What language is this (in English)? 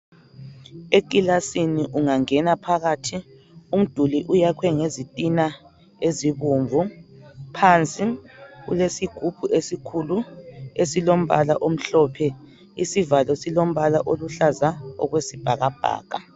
North Ndebele